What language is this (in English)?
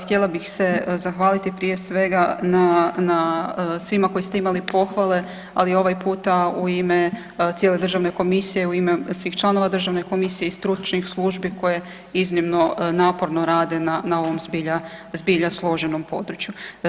Croatian